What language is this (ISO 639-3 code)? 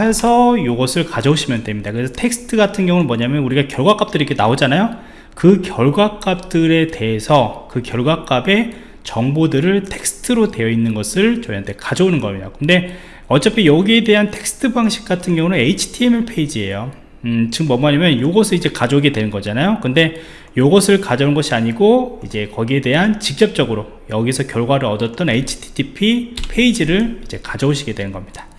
kor